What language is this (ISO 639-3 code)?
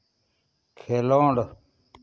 sat